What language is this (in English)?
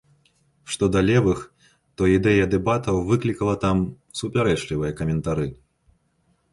Belarusian